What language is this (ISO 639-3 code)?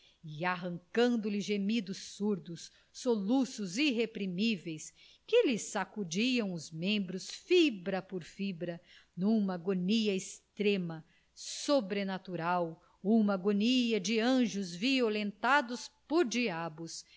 por